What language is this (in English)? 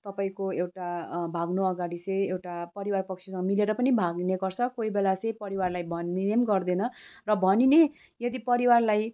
Nepali